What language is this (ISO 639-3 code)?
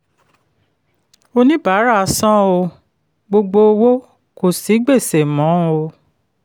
yor